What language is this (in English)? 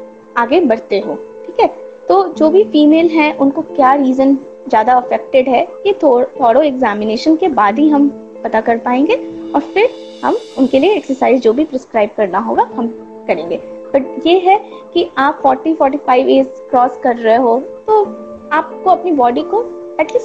Hindi